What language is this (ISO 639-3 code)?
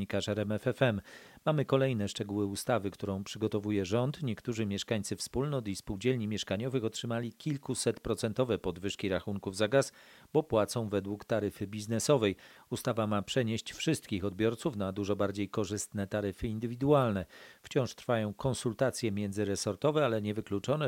pol